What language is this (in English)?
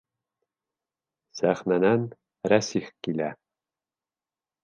Bashkir